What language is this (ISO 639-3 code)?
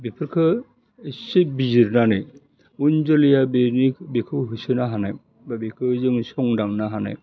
brx